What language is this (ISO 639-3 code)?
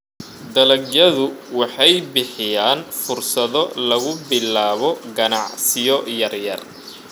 som